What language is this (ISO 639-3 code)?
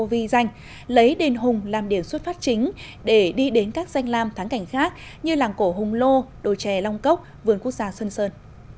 vie